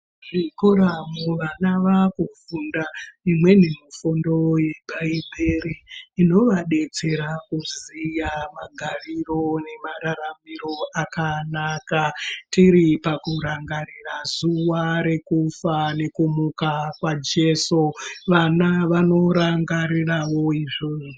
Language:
Ndau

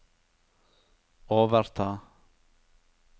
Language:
Norwegian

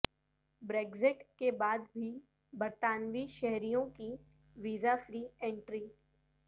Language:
Urdu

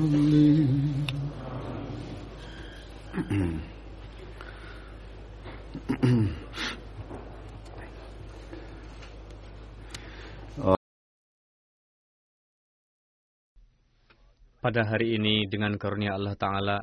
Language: Indonesian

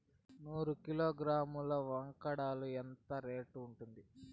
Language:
Telugu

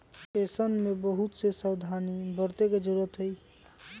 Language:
Magahi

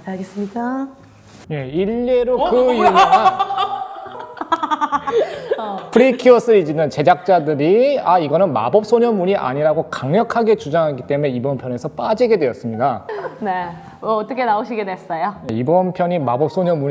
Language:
Korean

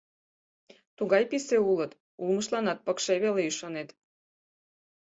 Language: Mari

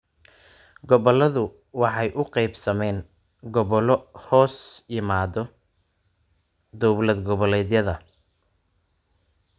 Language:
Somali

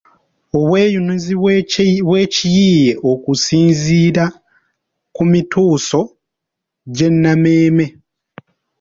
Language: Ganda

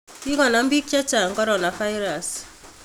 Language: Kalenjin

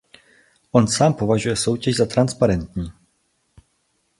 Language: Czech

